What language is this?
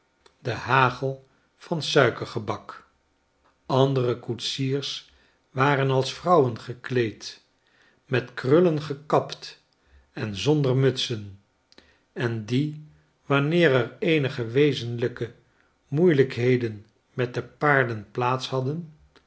Dutch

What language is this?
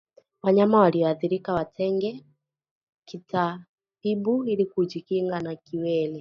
Swahili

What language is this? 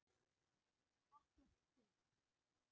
Icelandic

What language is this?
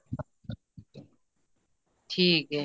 Punjabi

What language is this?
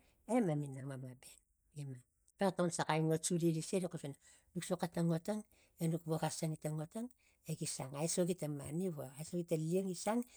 Tigak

